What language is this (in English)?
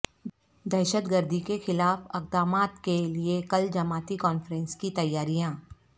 Urdu